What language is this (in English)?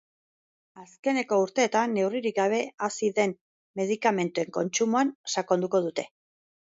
Basque